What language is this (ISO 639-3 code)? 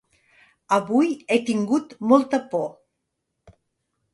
cat